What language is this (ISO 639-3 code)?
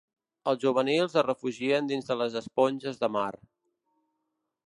cat